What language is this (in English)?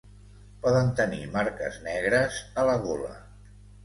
Catalan